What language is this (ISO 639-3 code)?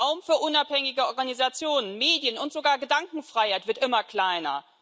deu